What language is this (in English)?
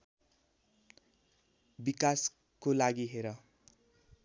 Nepali